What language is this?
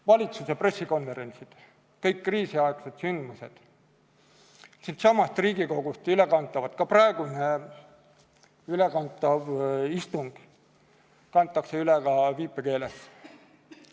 Estonian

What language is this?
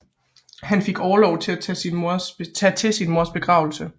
Danish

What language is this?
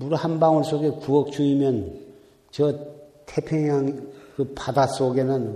Korean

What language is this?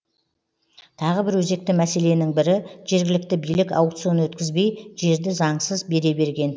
Kazakh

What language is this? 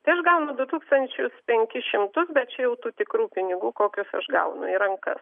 Lithuanian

